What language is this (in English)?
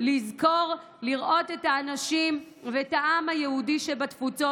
Hebrew